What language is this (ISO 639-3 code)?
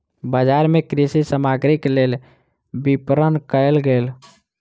mai